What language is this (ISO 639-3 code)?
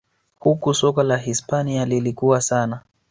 swa